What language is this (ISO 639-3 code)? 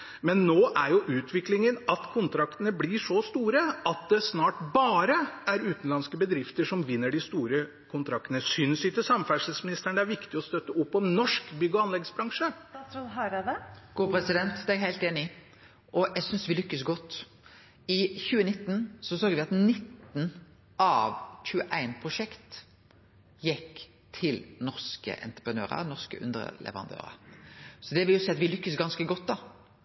nor